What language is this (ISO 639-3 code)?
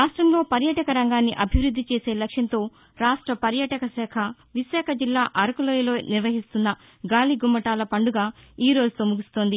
tel